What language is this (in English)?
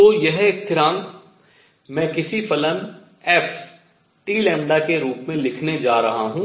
Hindi